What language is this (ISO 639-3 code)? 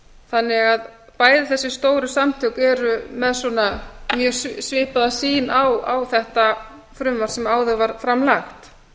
isl